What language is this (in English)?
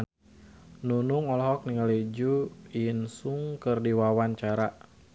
Sundanese